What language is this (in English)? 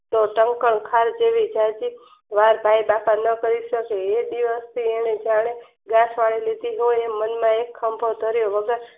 Gujarati